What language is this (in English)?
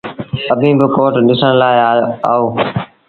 Sindhi Bhil